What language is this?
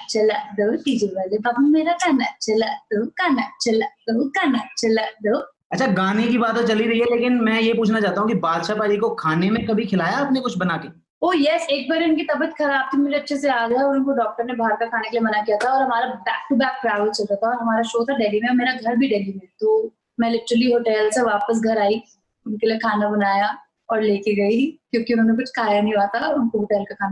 Punjabi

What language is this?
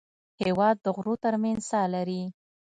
Pashto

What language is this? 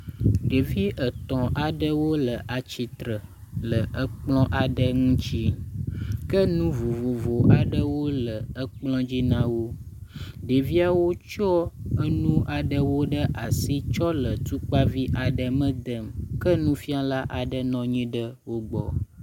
Ewe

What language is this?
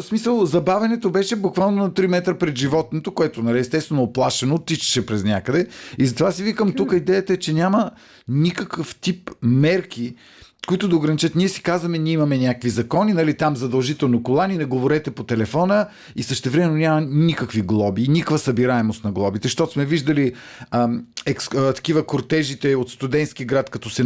Bulgarian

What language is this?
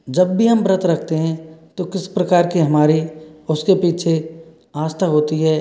Hindi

